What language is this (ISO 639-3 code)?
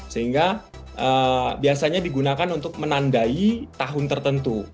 ind